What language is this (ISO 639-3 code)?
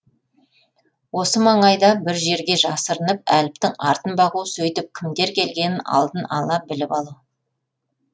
kaz